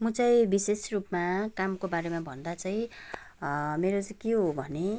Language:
Nepali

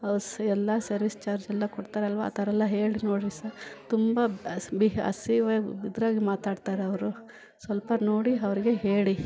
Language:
Kannada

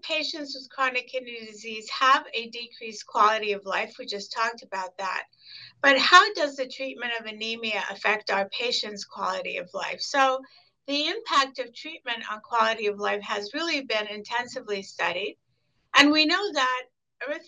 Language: English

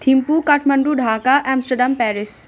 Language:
Nepali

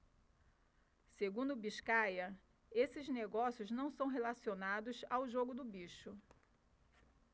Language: Portuguese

